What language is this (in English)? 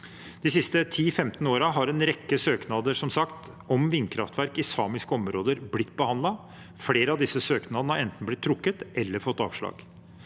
Norwegian